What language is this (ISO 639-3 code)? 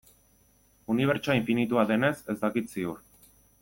eus